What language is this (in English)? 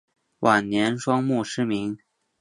Chinese